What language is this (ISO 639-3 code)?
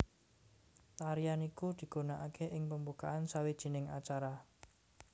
jav